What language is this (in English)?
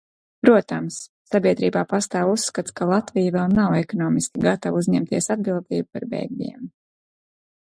Latvian